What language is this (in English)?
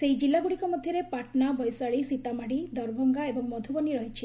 Odia